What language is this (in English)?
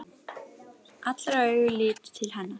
Icelandic